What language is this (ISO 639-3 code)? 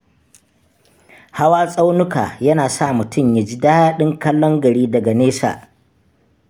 hau